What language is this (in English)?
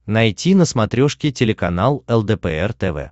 Russian